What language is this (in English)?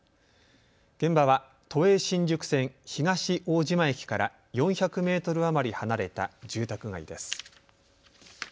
Japanese